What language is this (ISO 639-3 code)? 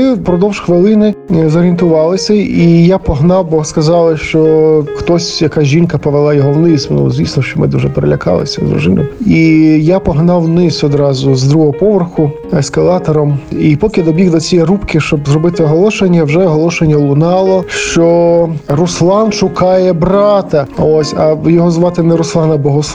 ukr